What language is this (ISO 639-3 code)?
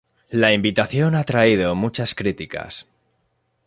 spa